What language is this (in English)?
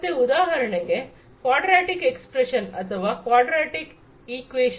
Kannada